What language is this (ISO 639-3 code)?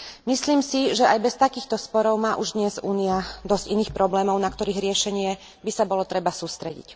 slk